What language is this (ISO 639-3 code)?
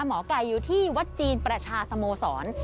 tha